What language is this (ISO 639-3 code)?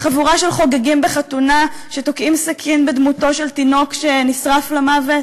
heb